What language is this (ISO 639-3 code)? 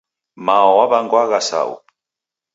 dav